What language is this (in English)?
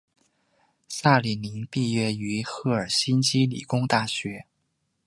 Chinese